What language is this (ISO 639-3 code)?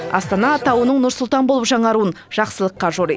kaz